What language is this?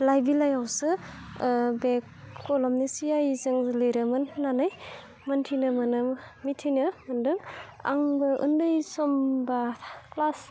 Bodo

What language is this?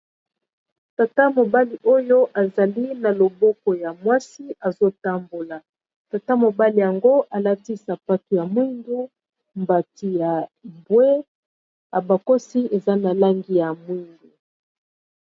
Lingala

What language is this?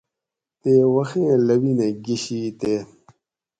Gawri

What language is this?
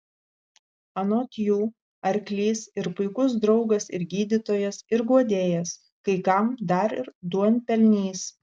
Lithuanian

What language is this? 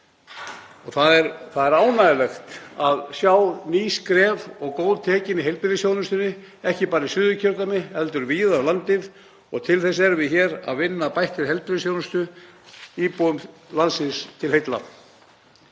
Icelandic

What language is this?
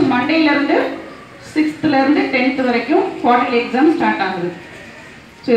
Romanian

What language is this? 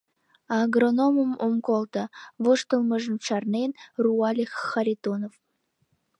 Mari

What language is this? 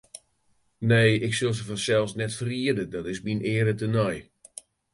Western Frisian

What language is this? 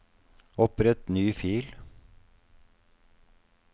Norwegian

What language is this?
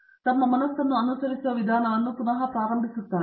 Kannada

